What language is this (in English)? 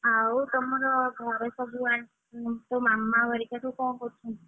Odia